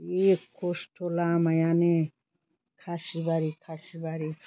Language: Bodo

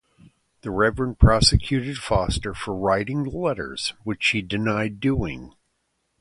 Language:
English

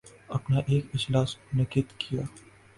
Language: Urdu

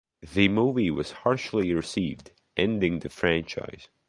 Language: English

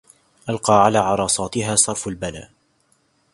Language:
Arabic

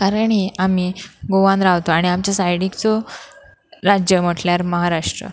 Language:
Konkani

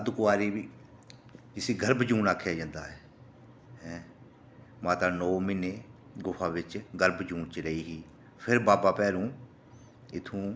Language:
Dogri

